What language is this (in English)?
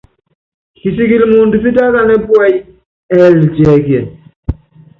Yangben